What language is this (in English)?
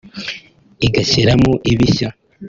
Kinyarwanda